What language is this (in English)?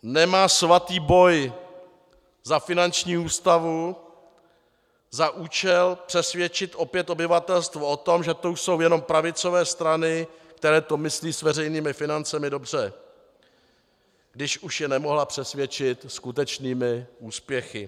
Czech